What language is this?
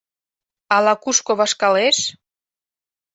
Mari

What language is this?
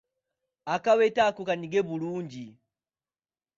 Ganda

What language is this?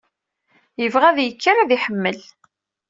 Kabyle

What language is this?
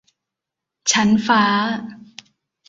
Thai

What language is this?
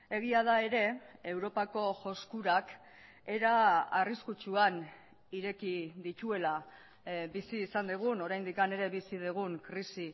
Basque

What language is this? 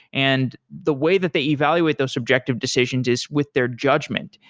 English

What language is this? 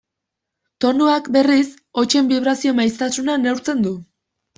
Basque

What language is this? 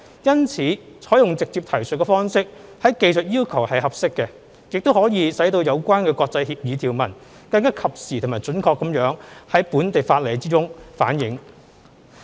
Cantonese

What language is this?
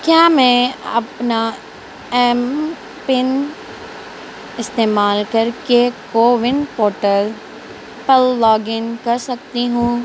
Urdu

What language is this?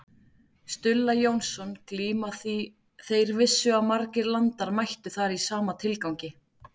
Icelandic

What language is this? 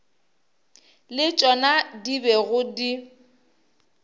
Northern Sotho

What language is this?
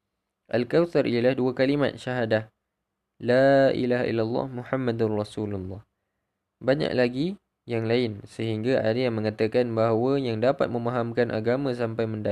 Malay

